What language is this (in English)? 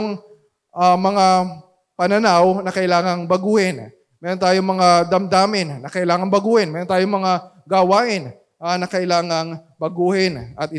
Filipino